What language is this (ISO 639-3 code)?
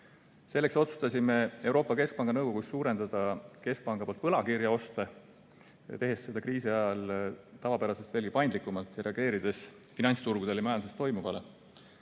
est